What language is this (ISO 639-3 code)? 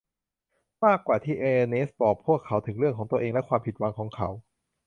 tha